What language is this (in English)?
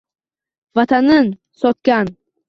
Uzbek